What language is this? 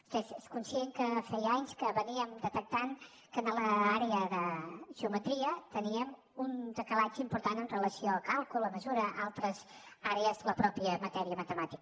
Catalan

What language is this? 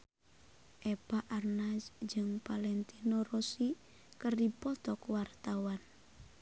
Sundanese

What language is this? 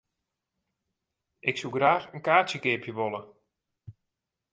Western Frisian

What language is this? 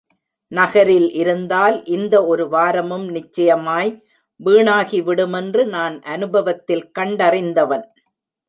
Tamil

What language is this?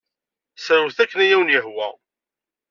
Kabyle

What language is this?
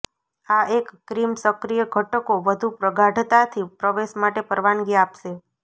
Gujarati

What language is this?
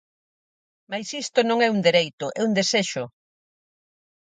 Galician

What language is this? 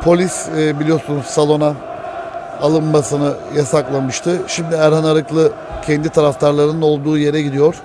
Turkish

